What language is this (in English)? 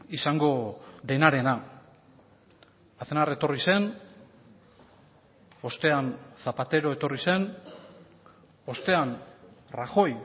Basque